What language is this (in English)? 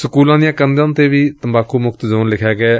Punjabi